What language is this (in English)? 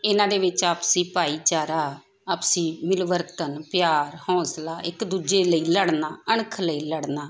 Punjabi